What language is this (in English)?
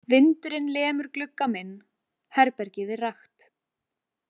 Icelandic